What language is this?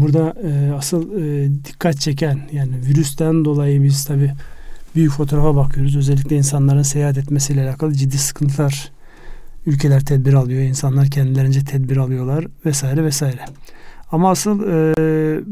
Turkish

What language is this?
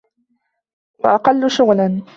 Arabic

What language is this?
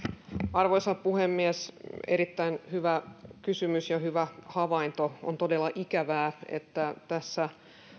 Finnish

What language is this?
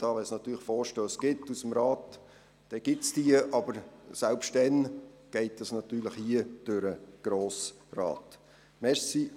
Swiss German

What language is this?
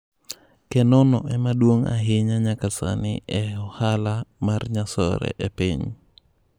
Luo (Kenya and Tanzania)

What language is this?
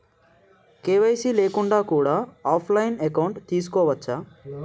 Telugu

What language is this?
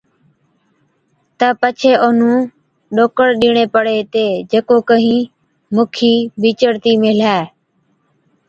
Od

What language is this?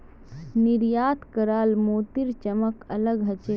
Magahi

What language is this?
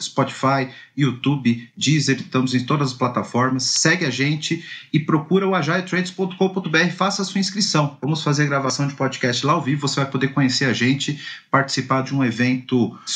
Portuguese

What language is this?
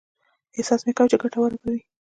Pashto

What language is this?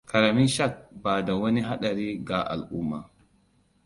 Hausa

